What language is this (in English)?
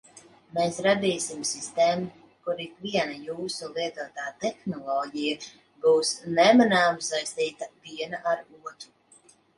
Latvian